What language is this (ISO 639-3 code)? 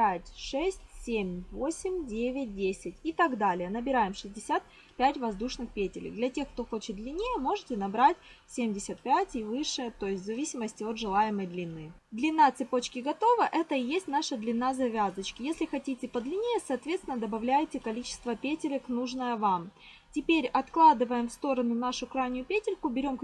rus